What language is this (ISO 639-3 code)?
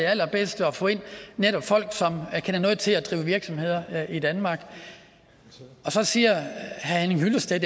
dan